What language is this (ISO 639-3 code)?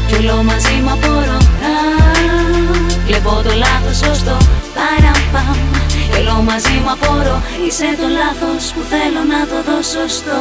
ell